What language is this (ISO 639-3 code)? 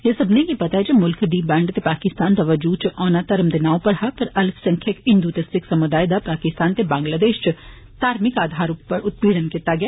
doi